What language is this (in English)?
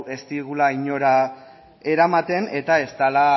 Basque